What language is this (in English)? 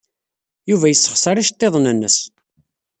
Kabyle